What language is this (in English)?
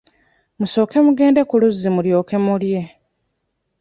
Ganda